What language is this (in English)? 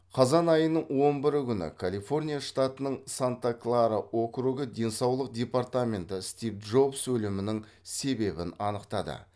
Kazakh